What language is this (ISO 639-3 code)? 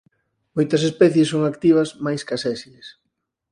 glg